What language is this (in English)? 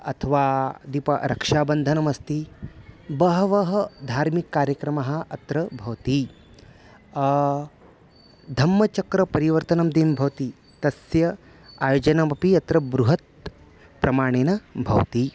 Sanskrit